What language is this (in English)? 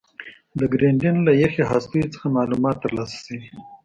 Pashto